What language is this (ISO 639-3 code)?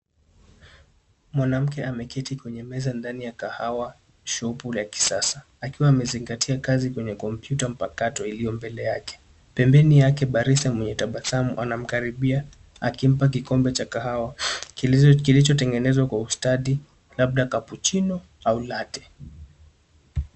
swa